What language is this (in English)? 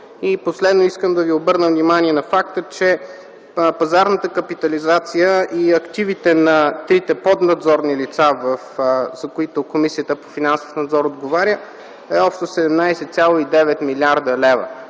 Bulgarian